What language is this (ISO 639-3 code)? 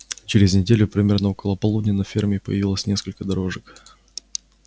rus